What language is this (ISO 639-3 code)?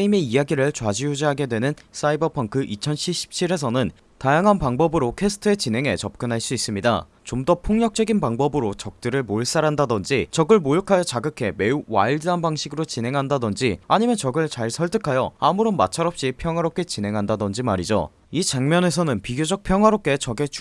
kor